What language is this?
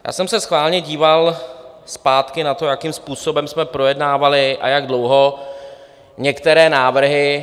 Czech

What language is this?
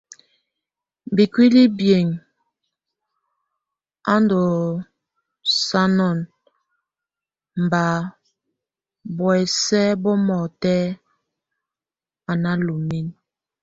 Tunen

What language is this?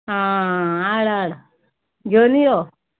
Konkani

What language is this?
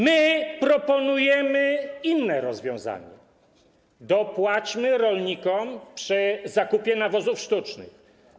Polish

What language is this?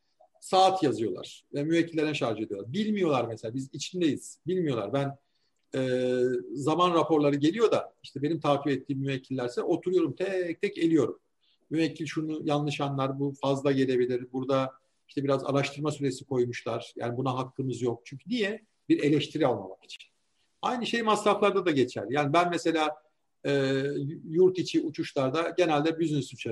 Turkish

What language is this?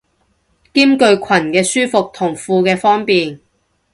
Cantonese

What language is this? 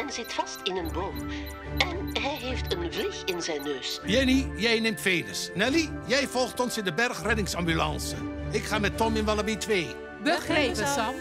Dutch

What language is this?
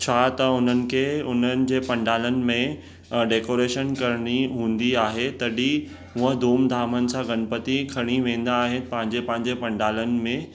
Sindhi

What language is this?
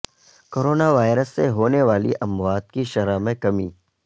Urdu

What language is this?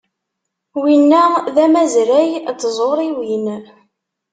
Kabyle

